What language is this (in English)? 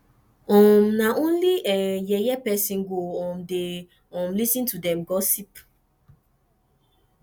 Nigerian Pidgin